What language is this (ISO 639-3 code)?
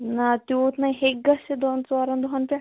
kas